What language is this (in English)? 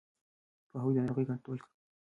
Pashto